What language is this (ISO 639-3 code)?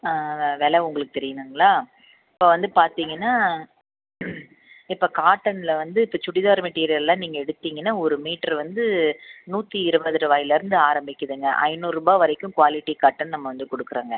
tam